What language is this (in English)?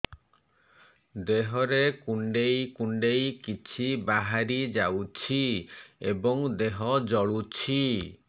Odia